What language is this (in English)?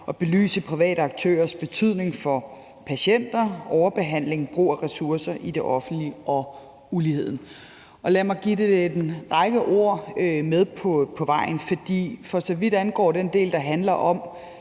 Danish